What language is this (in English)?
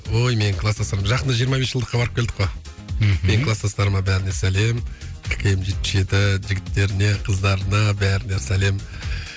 Kazakh